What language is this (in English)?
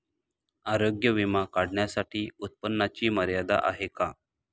Marathi